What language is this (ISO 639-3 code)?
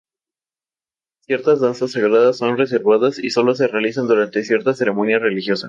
spa